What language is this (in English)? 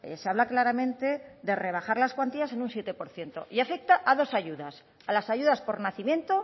Spanish